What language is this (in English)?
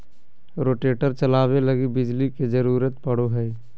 Magahi